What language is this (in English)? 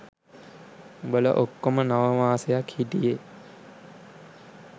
Sinhala